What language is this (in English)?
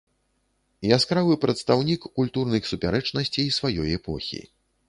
Belarusian